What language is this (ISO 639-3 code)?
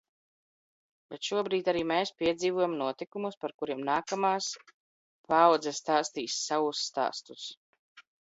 lav